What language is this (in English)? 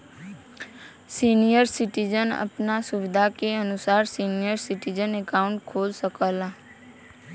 Bhojpuri